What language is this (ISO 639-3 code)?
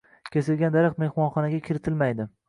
uzb